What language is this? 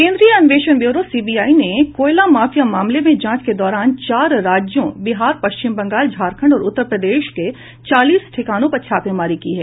Hindi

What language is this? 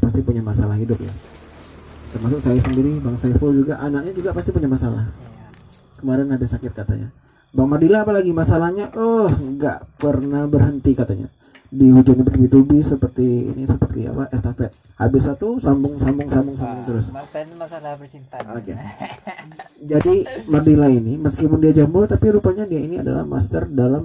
Indonesian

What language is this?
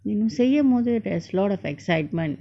English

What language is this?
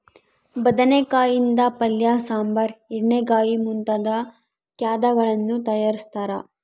Kannada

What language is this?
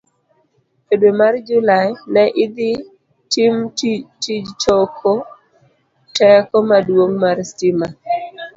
Luo (Kenya and Tanzania)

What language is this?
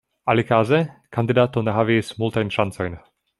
Esperanto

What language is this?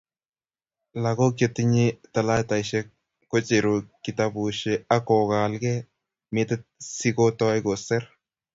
Kalenjin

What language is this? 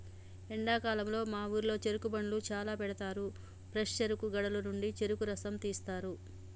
Telugu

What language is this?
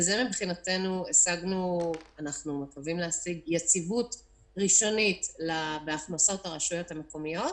Hebrew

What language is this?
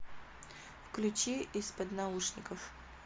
Russian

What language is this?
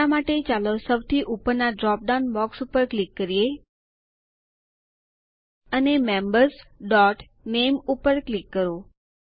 Gujarati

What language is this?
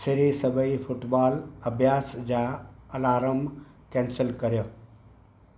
Sindhi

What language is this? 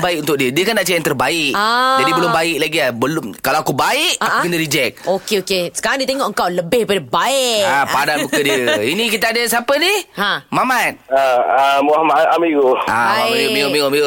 Malay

